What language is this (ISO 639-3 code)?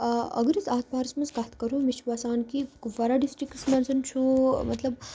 kas